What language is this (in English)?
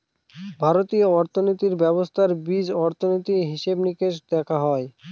Bangla